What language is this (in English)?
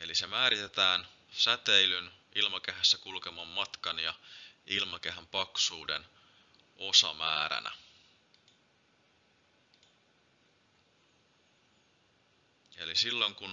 Finnish